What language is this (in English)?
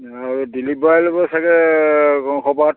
Assamese